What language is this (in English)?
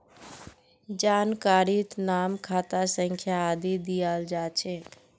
Magahi